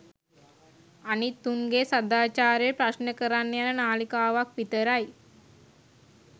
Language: Sinhala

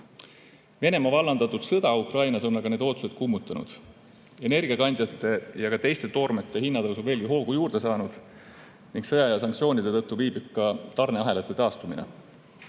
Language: Estonian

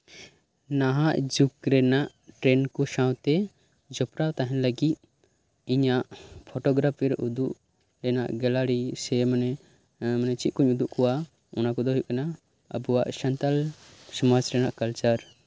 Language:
Santali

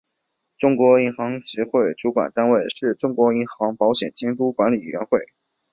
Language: Chinese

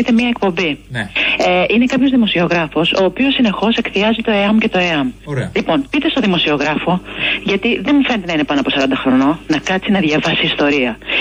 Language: Greek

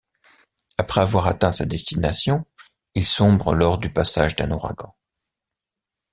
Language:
French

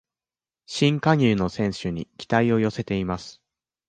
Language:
Japanese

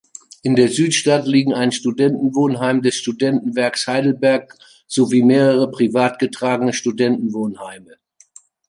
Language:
German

